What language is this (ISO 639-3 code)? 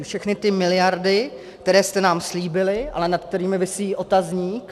ces